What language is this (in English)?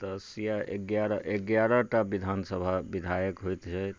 Maithili